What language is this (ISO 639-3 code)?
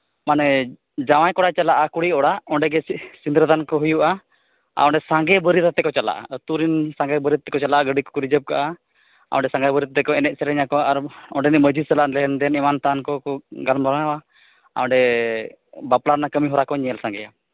sat